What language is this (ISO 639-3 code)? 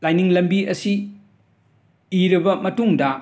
mni